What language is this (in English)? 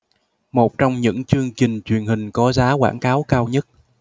Vietnamese